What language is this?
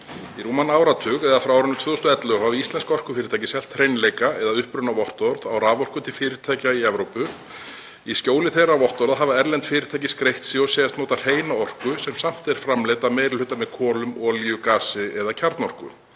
Icelandic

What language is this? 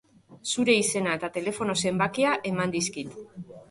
Basque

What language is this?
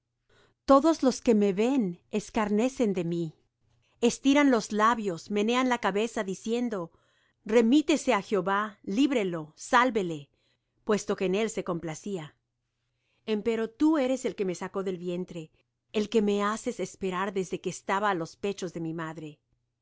Spanish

